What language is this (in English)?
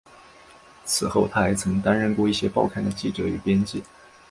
Chinese